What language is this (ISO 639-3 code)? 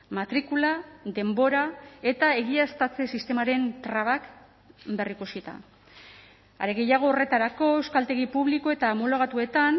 eus